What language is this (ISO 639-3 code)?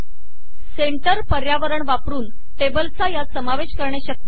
mar